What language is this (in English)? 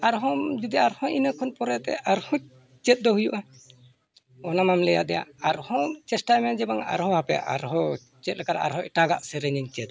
Santali